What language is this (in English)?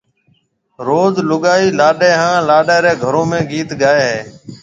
Marwari (Pakistan)